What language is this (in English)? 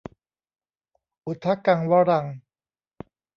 Thai